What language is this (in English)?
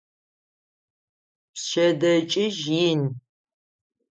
Adyghe